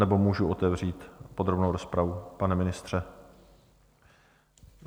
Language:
Czech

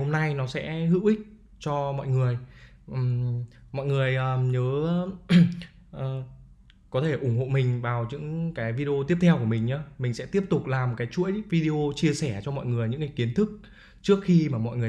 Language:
Vietnamese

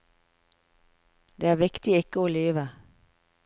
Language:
Norwegian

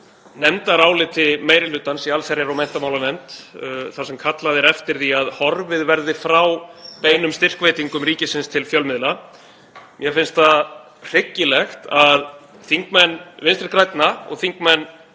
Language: Icelandic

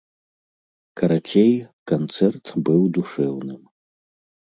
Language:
Belarusian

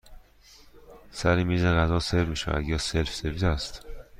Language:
Persian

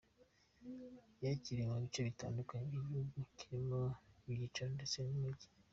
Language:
Kinyarwanda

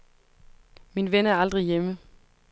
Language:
Danish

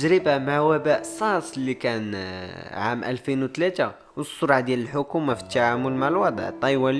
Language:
Arabic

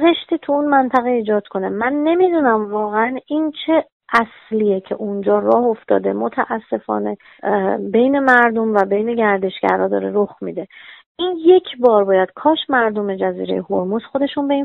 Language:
Persian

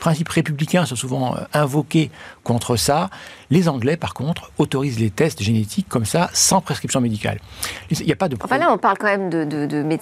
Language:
French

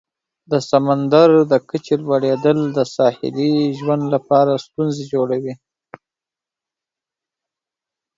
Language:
Pashto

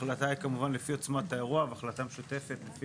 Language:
Hebrew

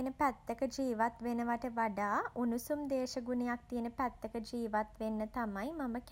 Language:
Sinhala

